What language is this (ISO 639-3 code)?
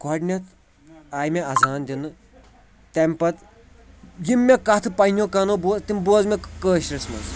kas